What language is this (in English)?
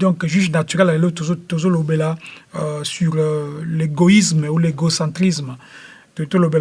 French